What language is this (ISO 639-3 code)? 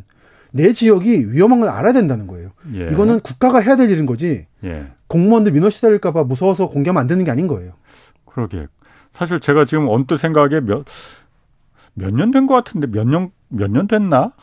kor